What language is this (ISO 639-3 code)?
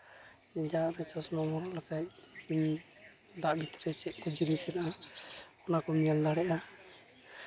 sat